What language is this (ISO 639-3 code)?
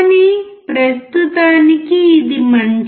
tel